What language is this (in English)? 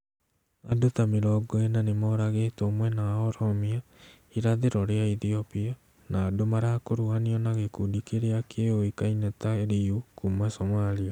Kikuyu